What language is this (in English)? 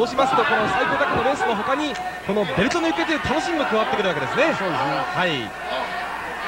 Japanese